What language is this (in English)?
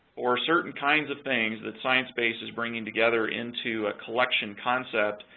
English